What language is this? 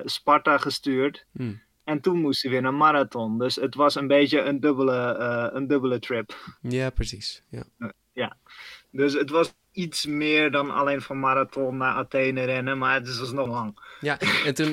Dutch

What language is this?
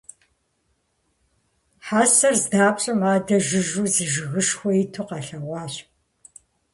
Kabardian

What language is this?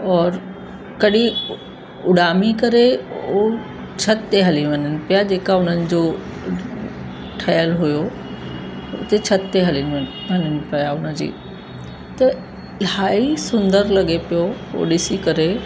Sindhi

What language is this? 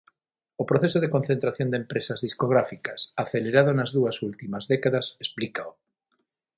Galician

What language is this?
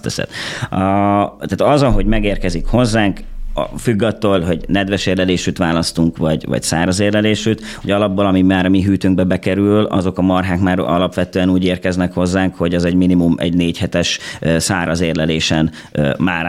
Hungarian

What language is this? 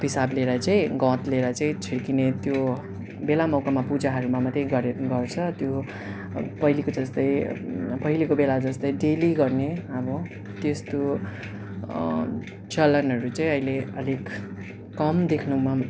Nepali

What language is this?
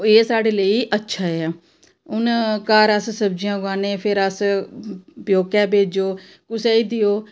Dogri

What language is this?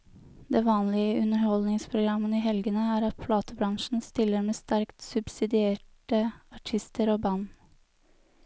Norwegian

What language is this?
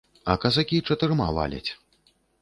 Belarusian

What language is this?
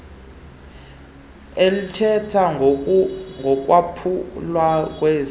Xhosa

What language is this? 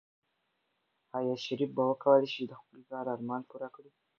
Pashto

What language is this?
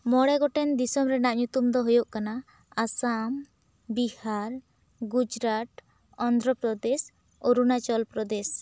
Santali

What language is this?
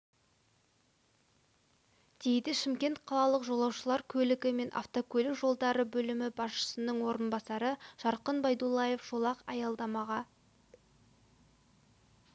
Kazakh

